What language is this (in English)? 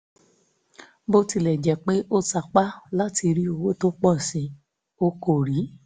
Yoruba